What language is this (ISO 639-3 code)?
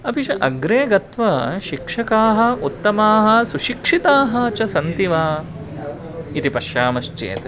san